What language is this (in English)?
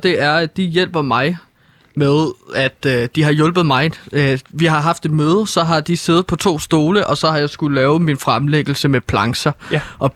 Danish